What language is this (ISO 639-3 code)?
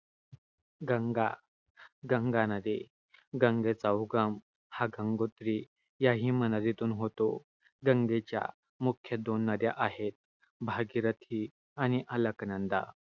mar